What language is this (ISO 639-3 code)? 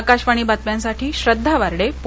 mar